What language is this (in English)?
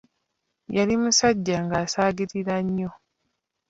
Ganda